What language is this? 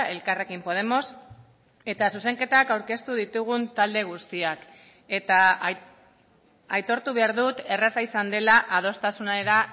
Basque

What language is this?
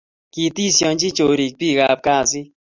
Kalenjin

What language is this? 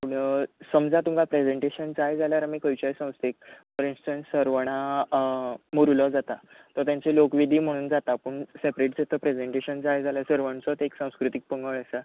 Konkani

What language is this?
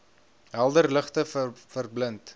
Afrikaans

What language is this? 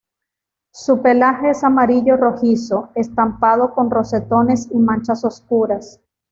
Spanish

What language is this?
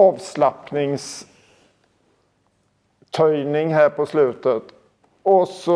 Swedish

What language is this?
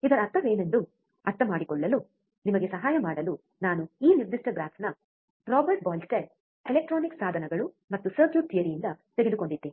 Kannada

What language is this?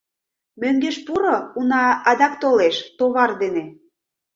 Mari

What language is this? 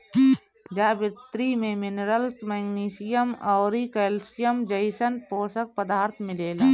Bhojpuri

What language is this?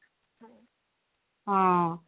Odia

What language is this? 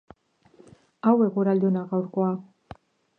Basque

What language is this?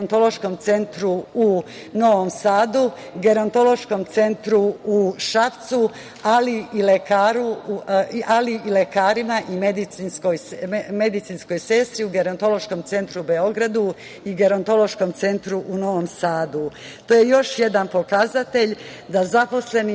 Serbian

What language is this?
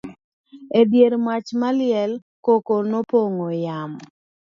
Luo (Kenya and Tanzania)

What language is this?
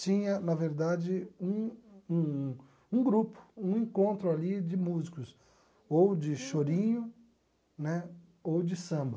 Portuguese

